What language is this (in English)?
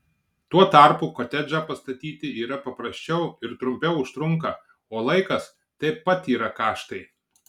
Lithuanian